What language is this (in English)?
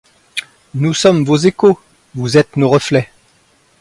French